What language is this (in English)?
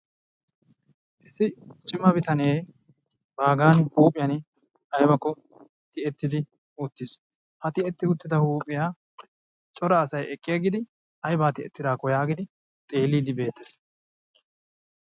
Wolaytta